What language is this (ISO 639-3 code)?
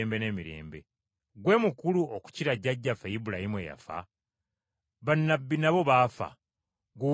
lug